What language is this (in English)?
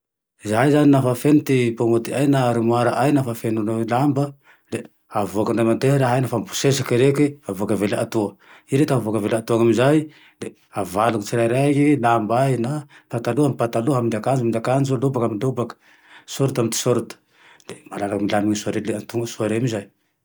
Tandroy-Mahafaly Malagasy